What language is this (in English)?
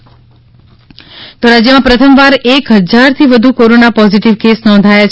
Gujarati